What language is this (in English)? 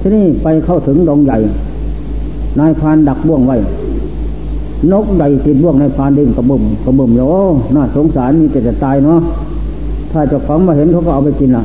Thai